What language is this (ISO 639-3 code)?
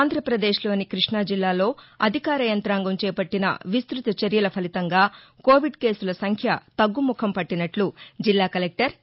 tel